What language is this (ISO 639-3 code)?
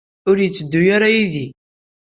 kab